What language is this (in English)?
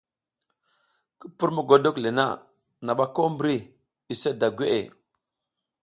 South Giziga